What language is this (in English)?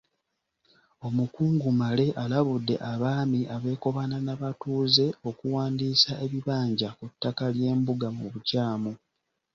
Ganda